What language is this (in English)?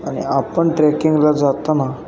Marathi